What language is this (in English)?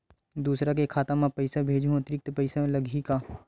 Chhattisgarhi